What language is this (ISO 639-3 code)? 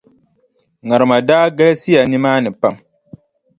dag